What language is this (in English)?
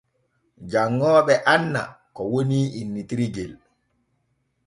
Borgu Fulfulde